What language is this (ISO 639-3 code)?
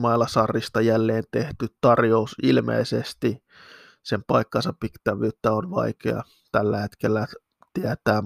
fin